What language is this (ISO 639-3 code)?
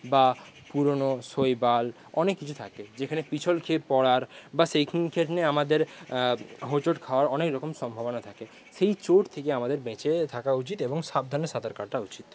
ben